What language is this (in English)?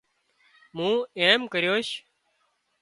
Wadiyara Koli